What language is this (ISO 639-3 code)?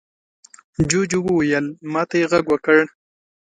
pus